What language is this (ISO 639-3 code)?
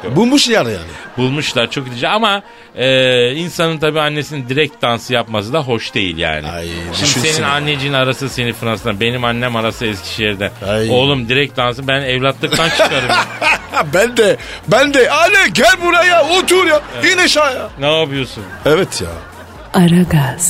tur